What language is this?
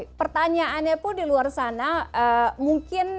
Indonesian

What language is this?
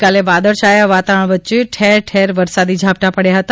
Gujarati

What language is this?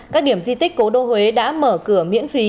Vietnamese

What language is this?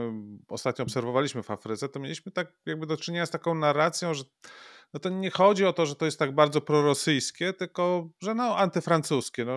Polish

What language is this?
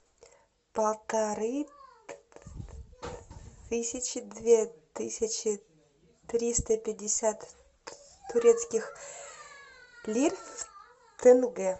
Russian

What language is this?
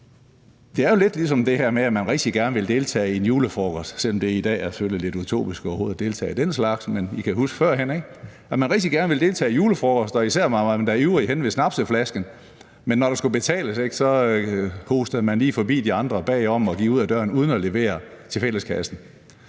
Danish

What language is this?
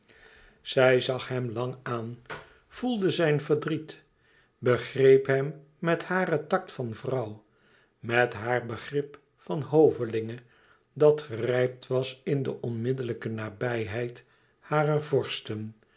Dutch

